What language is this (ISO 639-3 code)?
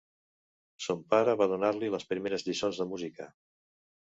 cat